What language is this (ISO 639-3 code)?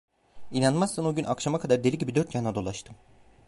tur